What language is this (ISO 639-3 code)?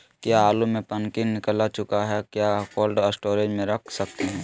mag